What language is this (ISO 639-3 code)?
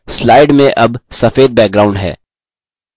hin